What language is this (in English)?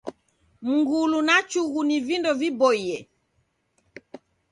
Taita